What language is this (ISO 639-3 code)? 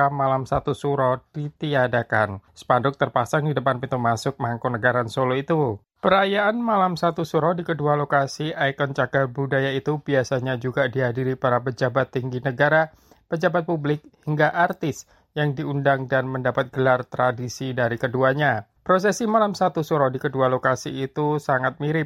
ind